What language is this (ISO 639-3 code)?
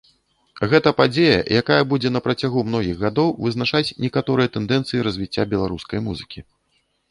bel